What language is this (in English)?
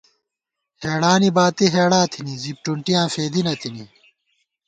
Gawar-Bati